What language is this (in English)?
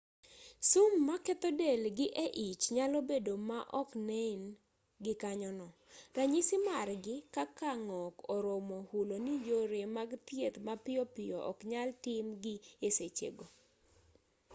Luo (Kenya and Tanzania)